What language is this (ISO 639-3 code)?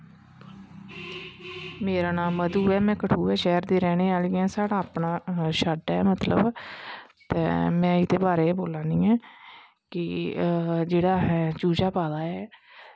doi